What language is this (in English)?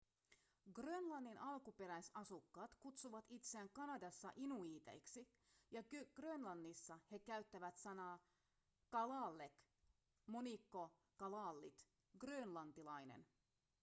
Finnish